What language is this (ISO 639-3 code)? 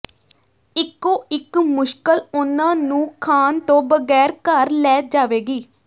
pan